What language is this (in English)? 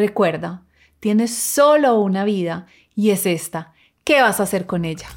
Spanish